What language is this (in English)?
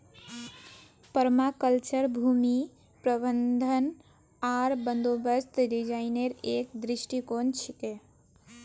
Magahi